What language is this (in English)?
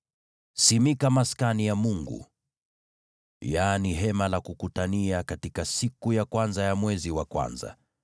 Swahili